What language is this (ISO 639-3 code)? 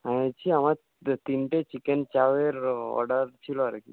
ben